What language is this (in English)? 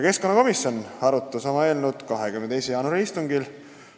Estonian